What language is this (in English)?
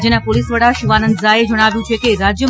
Gujarati